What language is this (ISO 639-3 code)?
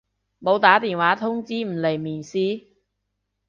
yue